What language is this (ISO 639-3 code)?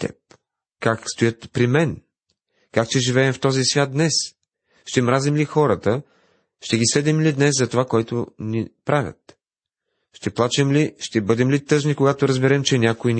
bul